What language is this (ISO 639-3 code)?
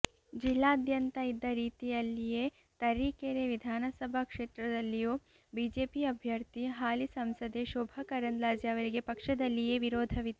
kan